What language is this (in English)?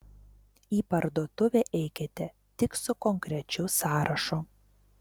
Lithuanian